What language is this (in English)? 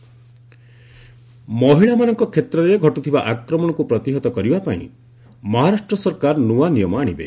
Odia